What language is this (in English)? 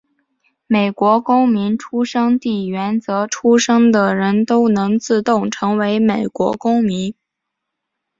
Chinese